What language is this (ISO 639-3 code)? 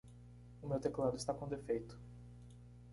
por